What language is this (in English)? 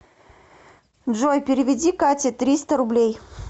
Russian